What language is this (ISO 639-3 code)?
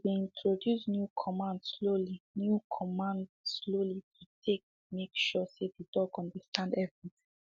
pcm